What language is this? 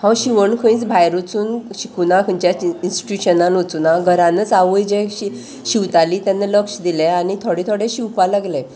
Konkani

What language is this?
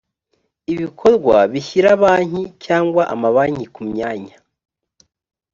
Kinyarwanda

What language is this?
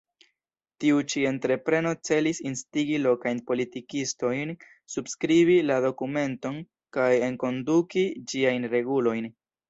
Esperanto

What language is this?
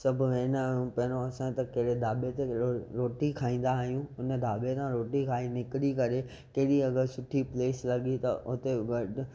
Sindhi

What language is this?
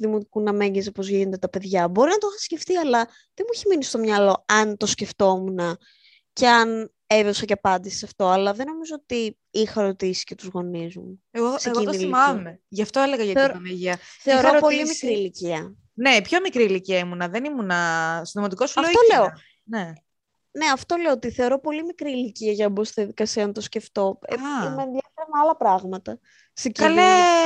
Greek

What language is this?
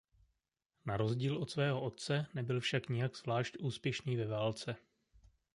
Czech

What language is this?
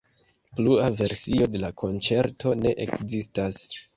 Esperanto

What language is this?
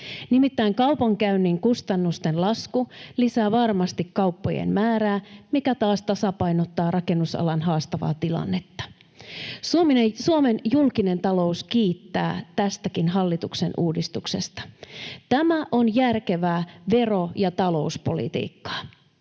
Finnish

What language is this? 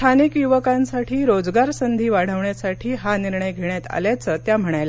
Marathi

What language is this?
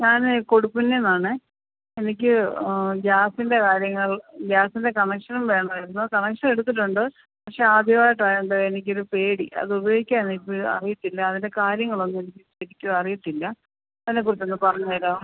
Malayalam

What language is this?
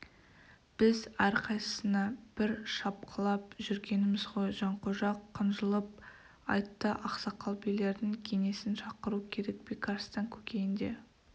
Kazakh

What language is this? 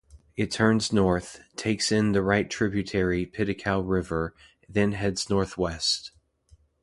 English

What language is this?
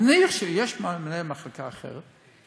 Hebrew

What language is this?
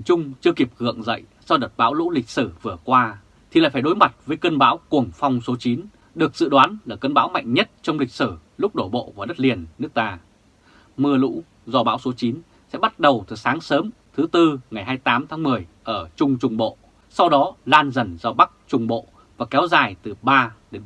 Vietnamese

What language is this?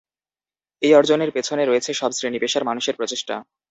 Bangla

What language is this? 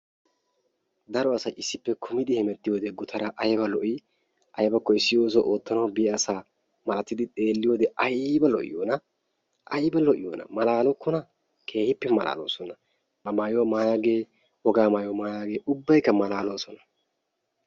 Wolaytta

